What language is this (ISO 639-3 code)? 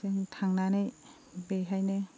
brx